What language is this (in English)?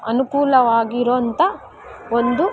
Kannada